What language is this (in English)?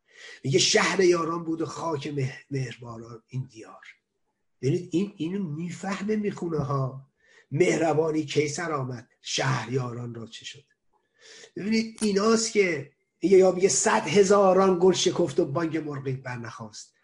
Persian